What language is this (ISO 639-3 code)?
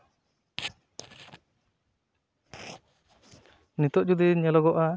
sat